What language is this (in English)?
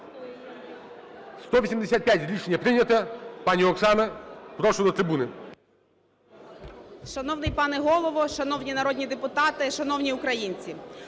Ukrainian